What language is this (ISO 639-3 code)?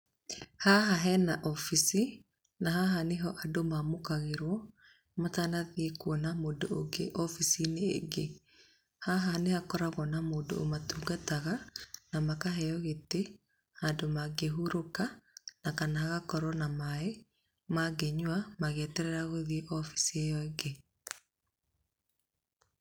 kik